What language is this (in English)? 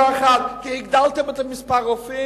Hebrew